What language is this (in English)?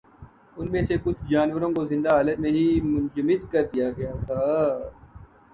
Urdu